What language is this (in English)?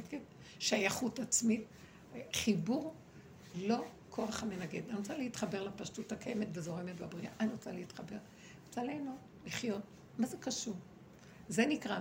Hebrew